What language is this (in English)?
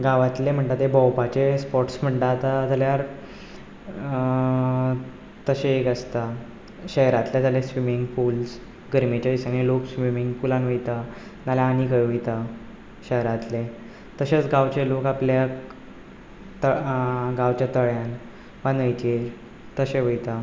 Konkani